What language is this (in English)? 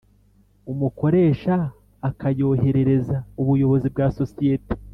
Kinyarwanda